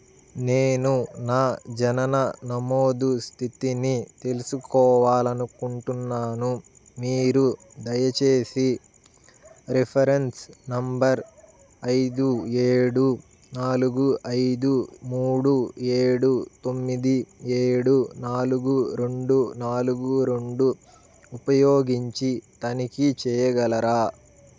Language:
Telugu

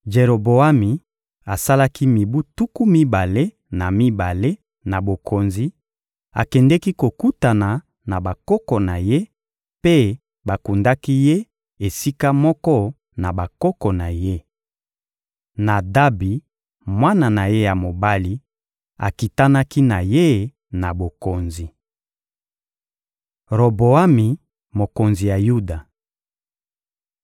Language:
Lingala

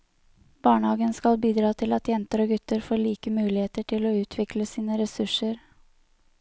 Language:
Norwegian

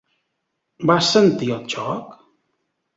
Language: Catalan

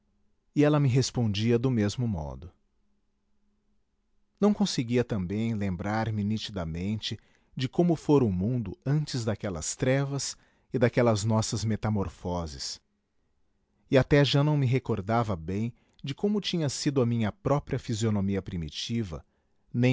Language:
Portuguese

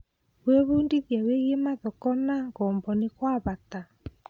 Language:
Kikuyu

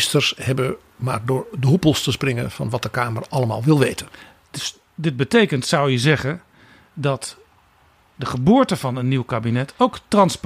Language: Dutch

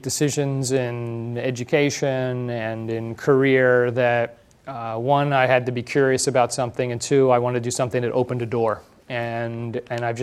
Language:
English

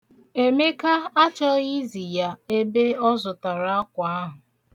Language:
Igbo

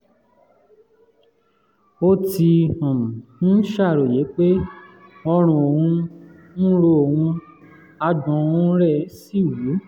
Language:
Yoruba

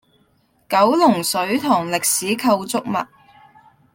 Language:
Cantonese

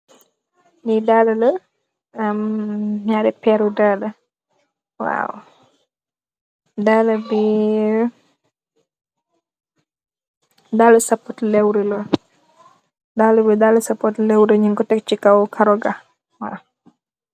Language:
Wolof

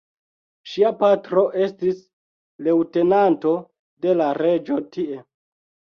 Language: Esperanto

